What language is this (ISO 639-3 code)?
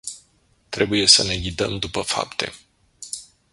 ron